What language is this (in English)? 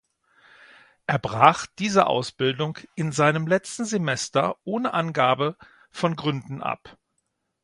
German